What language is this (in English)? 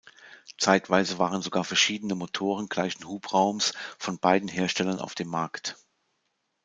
German